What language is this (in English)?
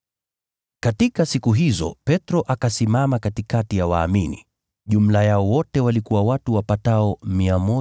Swahili